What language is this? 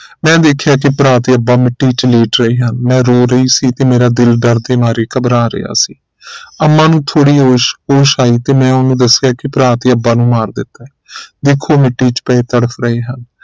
Punjabi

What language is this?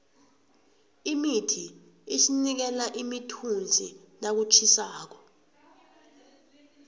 South Ndebele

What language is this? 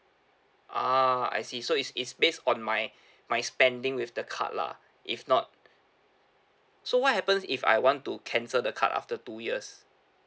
English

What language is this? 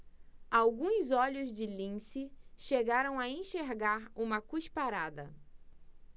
Portuguese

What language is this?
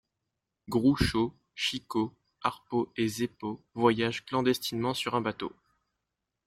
French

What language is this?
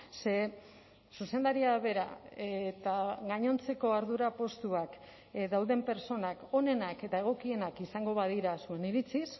Basque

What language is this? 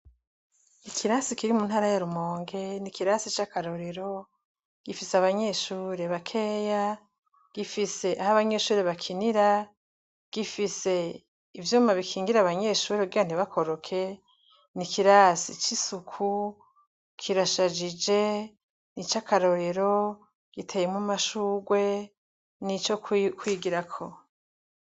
Rundi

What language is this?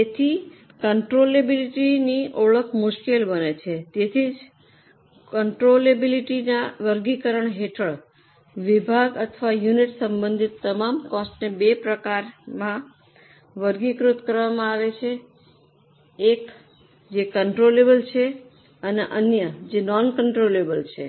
Gujarati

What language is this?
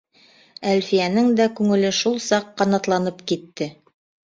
Bashkir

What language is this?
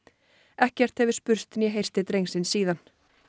Icelandic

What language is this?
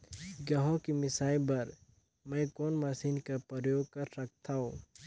Chhattisgarhi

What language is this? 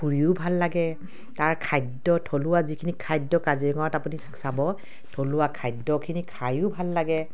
Assamese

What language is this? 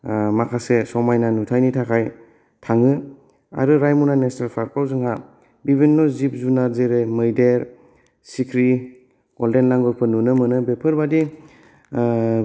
Bodo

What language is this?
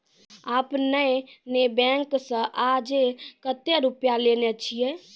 Maithili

